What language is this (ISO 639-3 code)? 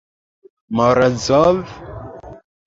epo